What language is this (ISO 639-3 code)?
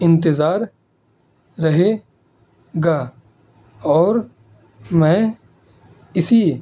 urd